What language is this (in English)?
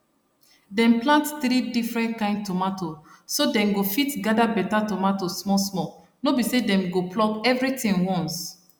Nigerian Pidgin